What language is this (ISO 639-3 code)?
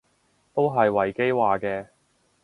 yue